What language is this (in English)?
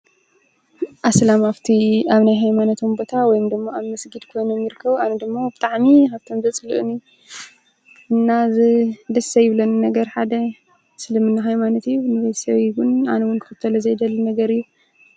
Tigrinya